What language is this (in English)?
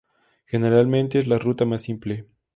Spanish